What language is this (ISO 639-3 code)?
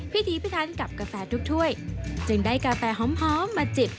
tha